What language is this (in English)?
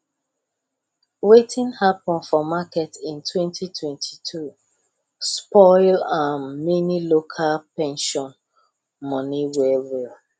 Nigerian Pidgin